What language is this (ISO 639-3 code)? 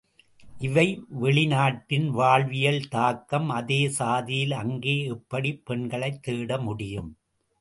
tam